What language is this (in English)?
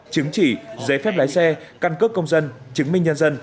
Vietnamese